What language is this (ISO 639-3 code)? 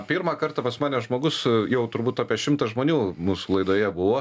lit